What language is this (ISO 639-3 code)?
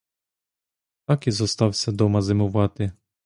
ukr